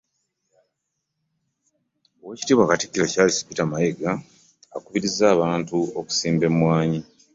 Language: Ganda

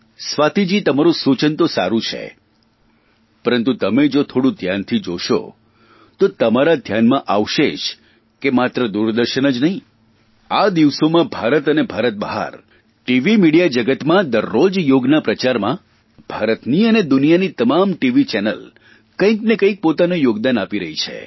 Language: Gujarati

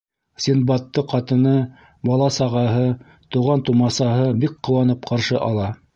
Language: Bashkir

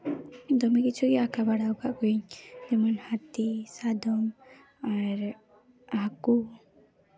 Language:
Santali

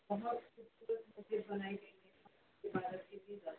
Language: Urdu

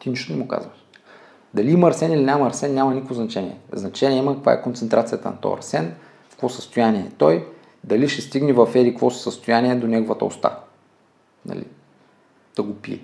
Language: Bulgarian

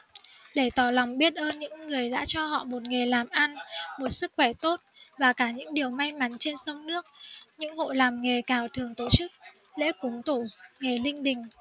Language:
Vietnamese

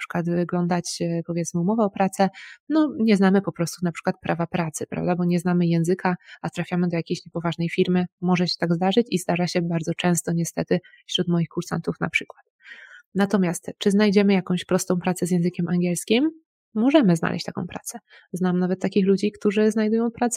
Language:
Polish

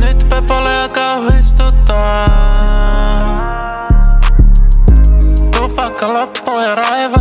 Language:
Finnish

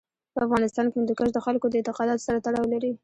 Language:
Pashto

